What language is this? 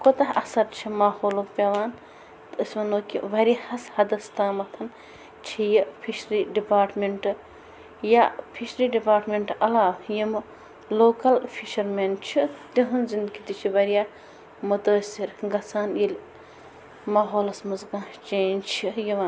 Kashmiri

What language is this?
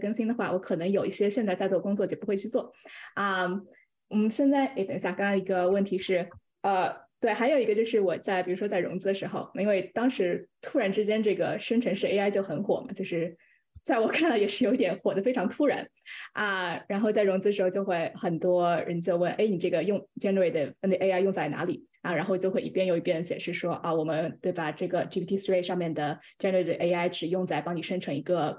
Chinese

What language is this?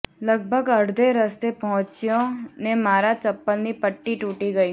Gujarati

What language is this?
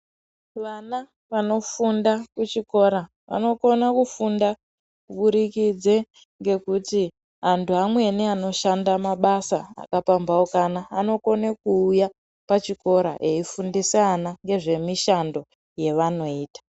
Ndau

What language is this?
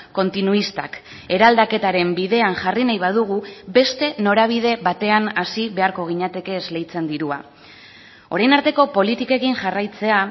Basque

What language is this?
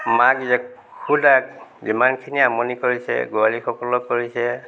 Assamese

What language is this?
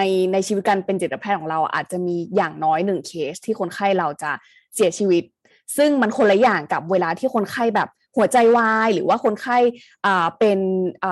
Thai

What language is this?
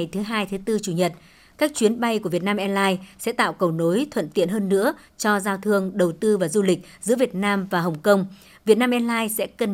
Vietnamese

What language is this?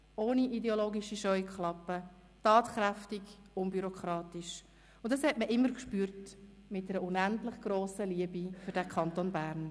Swiss German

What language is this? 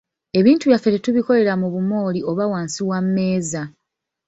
Ganda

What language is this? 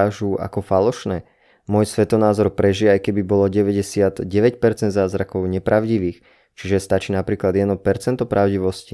Slovak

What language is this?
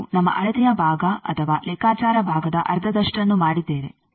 Kannada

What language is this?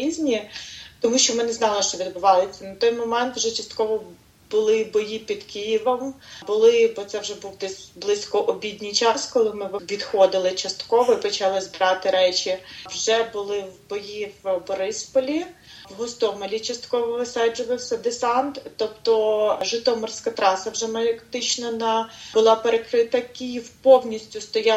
Ukrainian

